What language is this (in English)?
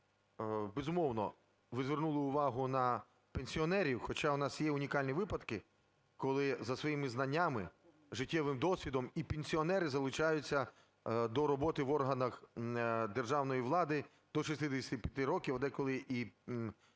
Ukrainian